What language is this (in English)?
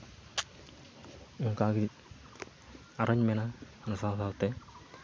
Santali